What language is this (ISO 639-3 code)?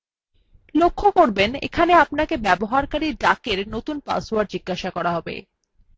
ben